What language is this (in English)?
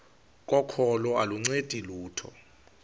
Xhosa